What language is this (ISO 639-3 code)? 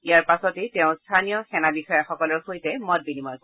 asm